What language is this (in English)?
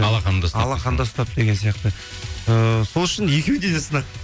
Kazakh